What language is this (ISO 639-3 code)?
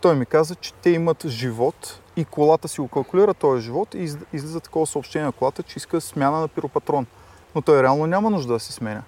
bul